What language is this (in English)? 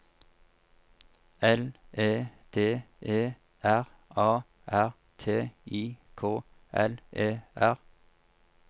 Norwegian